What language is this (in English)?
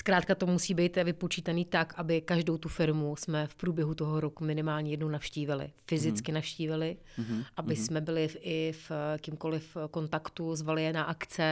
Czech